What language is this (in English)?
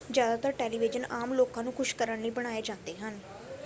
Punjabi